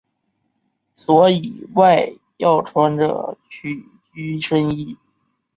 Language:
Chinese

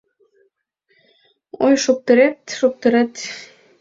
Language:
Mari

